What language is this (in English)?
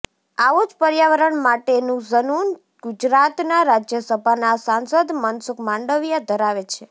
Gujarati